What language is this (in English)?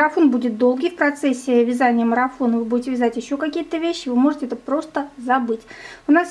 Russian